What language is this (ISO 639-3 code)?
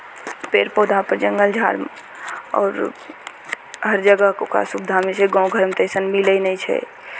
mai